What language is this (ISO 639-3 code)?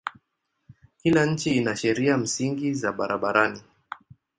swa